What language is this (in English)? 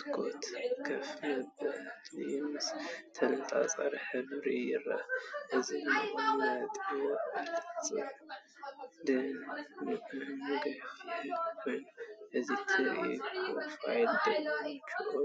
Tigrinya